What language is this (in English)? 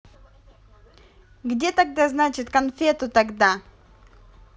Russian